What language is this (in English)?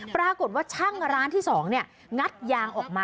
Thai